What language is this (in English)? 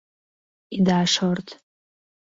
Mari